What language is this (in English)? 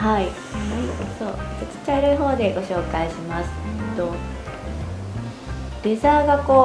Japanese